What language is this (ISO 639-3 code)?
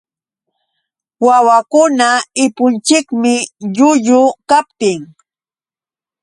qux